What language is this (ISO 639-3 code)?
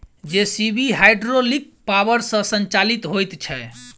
mai